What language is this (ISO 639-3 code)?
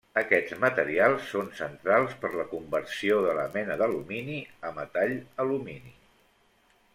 cat